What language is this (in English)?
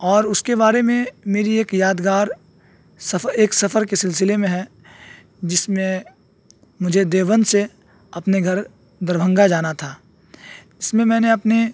Urdu